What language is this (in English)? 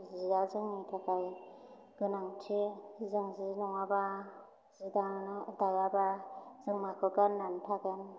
Bodo